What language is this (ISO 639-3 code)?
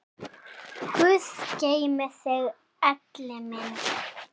isl